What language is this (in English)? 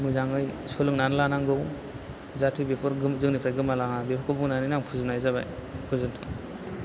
Bodo